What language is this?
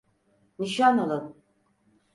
Turkish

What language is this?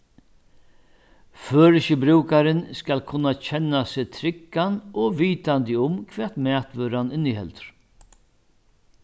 Faroese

